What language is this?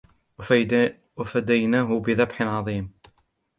Arabic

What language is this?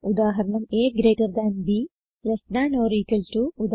Malayalam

